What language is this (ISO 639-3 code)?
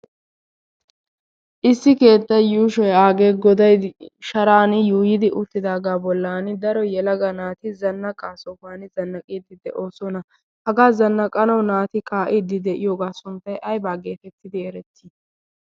wal